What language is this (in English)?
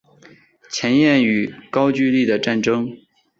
Chinese